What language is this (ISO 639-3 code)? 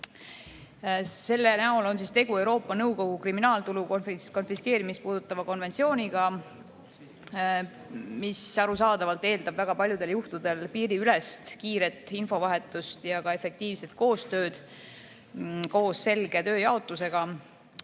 est